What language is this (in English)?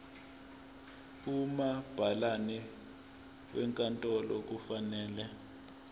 Zulu